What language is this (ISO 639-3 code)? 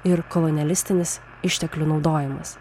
lit